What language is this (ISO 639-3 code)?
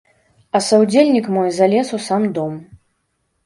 bel